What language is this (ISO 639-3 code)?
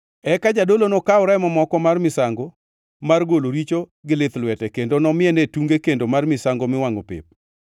luo